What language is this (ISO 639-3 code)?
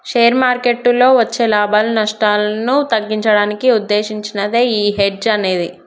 tel